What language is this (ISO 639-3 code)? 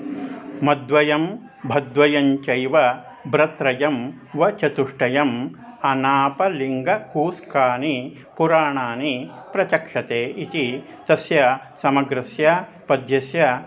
san